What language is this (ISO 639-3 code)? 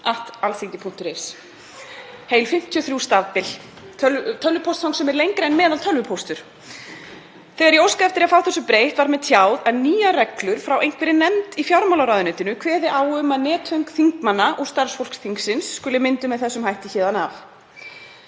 isl